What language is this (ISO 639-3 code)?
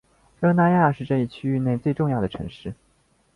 zho